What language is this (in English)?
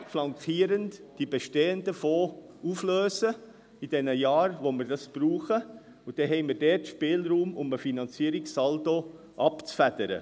Swiss German